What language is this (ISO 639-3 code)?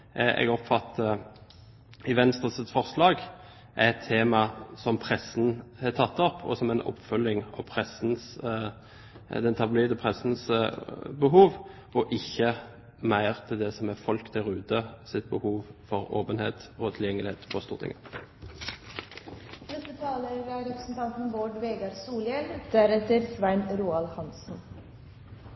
nor